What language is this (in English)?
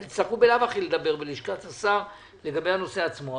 Hebrew